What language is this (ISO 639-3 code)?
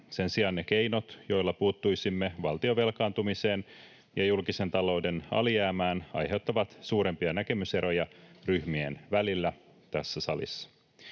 fin